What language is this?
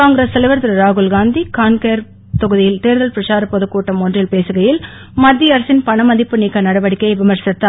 Tamil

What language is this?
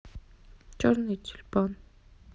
Russian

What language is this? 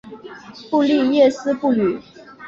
Chinese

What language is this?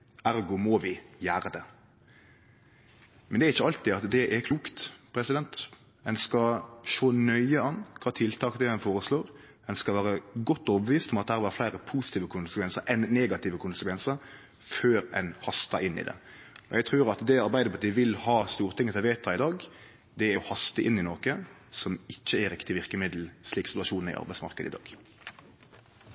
Norwegian Nynorsk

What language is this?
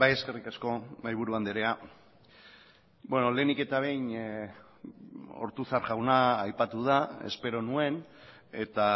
Basque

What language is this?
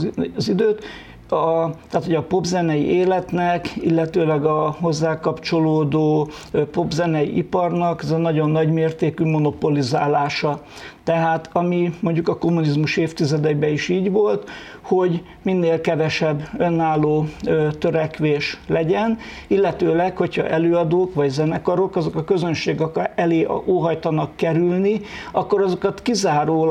Hungarian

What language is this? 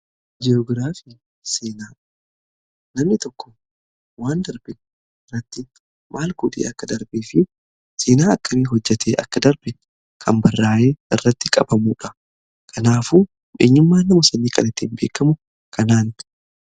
Oromo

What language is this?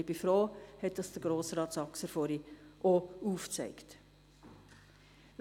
Swiss German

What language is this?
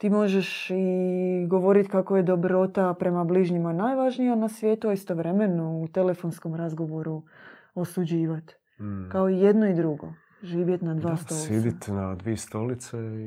Croatian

